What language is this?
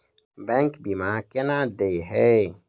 Maithili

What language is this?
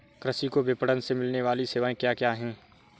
Hindi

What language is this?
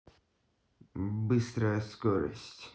Russian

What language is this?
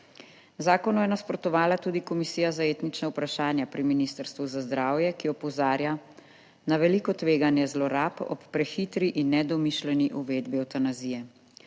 Slovenian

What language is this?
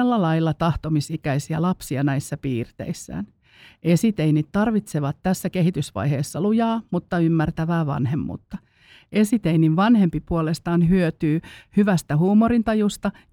Finnish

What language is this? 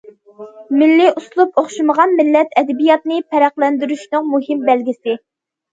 Uyghur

